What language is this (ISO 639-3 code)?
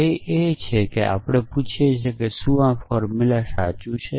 guj